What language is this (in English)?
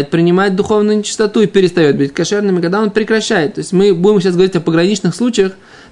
Russian